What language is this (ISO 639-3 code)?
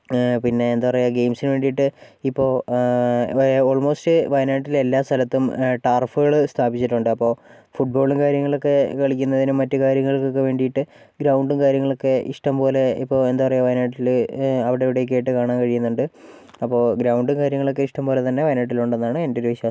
mal